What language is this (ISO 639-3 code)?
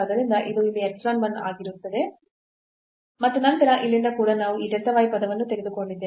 kan